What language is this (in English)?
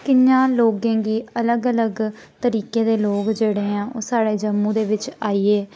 Dogri